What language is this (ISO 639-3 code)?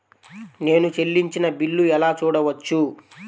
tel